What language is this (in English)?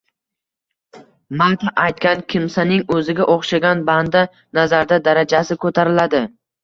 Uzbek